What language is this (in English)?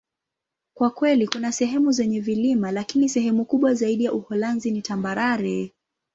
Swahili